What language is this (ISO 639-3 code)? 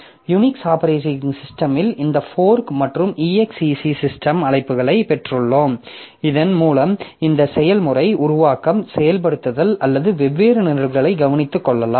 tam